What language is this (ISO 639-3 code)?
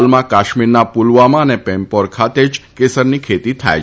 guj